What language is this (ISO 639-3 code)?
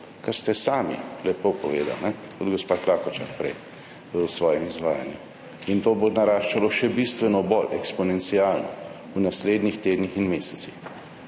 slv